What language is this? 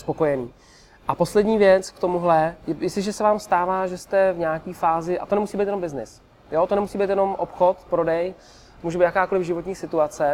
Czech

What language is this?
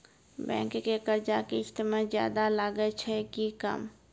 Maithili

